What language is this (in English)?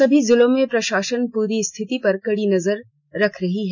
Hindi